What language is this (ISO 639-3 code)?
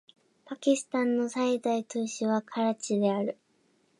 jpn